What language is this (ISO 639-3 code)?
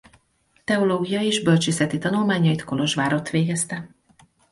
hun